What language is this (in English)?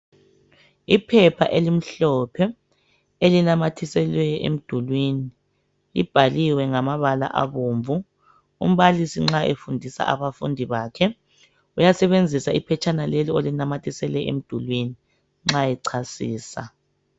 North Ndebele